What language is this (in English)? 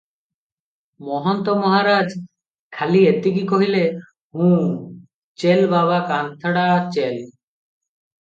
Odia